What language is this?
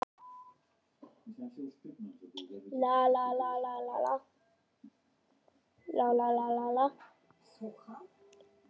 Icelandic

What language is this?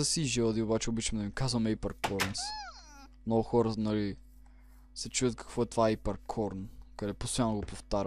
Bulgarian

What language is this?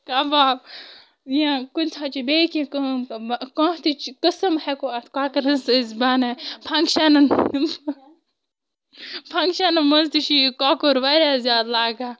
Kashmiri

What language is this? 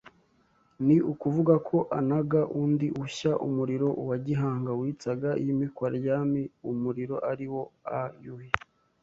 Kinyarwanda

